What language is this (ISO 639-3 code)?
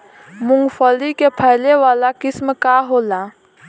bho